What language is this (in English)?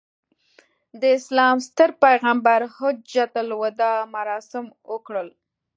Pashto